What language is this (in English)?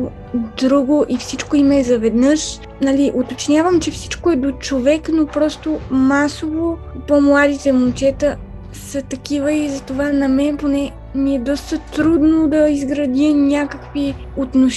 Bulgarian